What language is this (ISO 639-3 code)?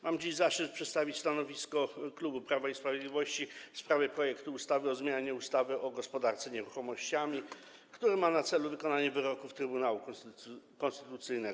pol